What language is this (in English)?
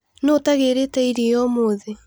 Kikuyu